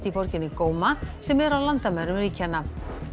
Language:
Icelandic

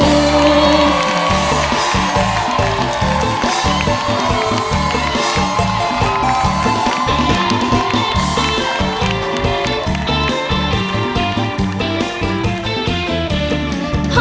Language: Thai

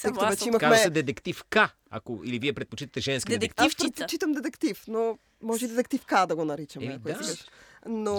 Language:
Bulgarian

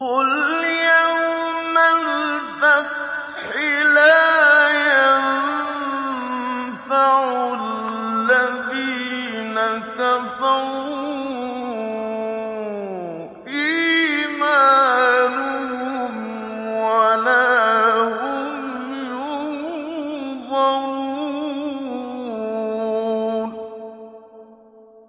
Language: Arabic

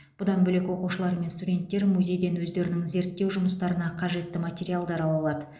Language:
Kazakh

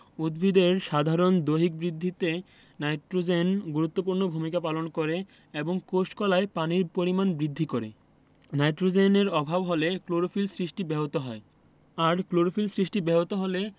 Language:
Bangla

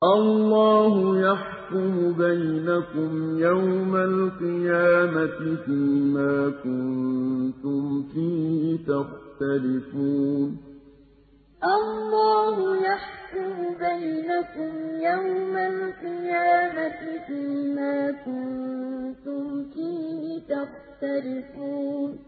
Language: Arabic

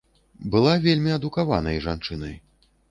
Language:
Belarusian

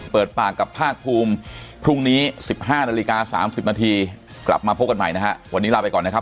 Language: Thai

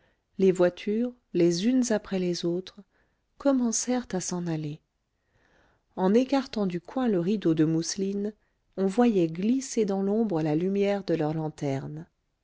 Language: French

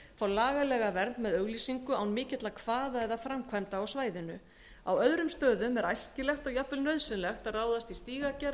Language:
Icelandic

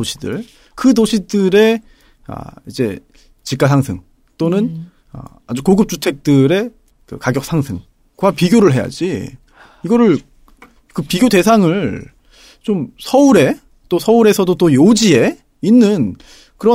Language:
Korean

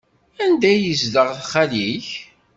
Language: Kabyle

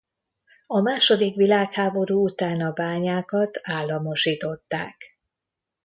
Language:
Hungarian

